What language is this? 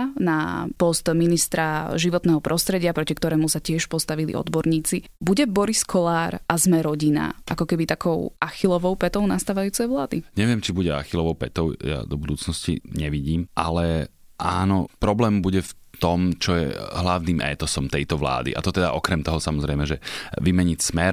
Slovak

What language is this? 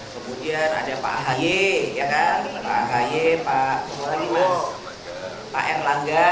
Indonesian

